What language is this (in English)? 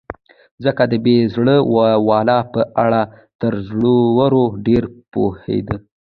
Pashto